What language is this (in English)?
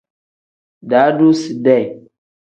Tem